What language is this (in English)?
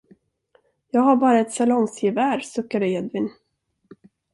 Swedish